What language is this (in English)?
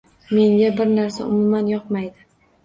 Uzbek